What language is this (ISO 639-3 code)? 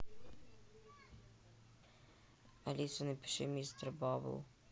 rus